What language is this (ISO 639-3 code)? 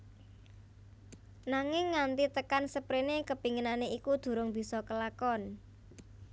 jav